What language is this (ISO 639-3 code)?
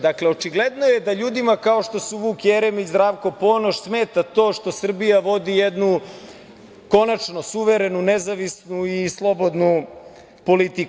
srp